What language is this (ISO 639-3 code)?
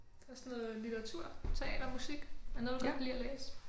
dan